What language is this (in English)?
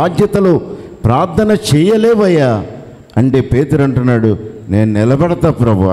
Telugu